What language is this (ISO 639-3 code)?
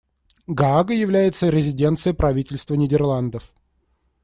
rus